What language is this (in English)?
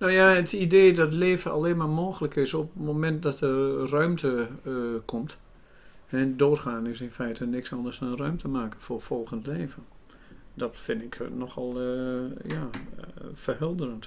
Dutch